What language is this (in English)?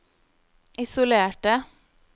Norwegian